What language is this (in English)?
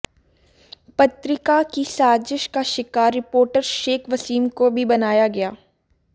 Hindi